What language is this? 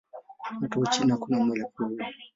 Swahili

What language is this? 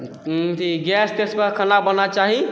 Maithili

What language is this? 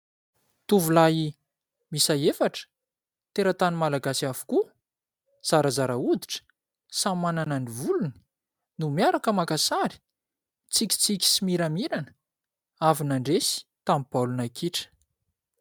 Malagasy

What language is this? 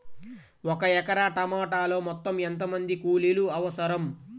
Telugu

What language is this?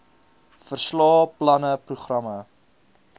Afrikaans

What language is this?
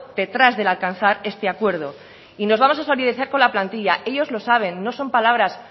Spanish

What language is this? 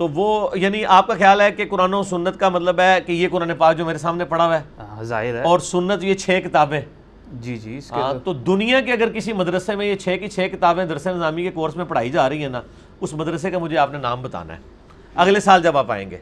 Urdu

